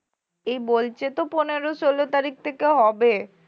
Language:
Bangla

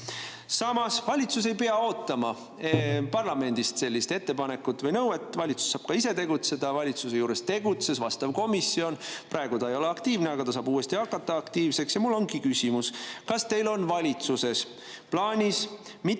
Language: Estonian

